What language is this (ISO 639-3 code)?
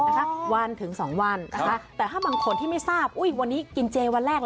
tha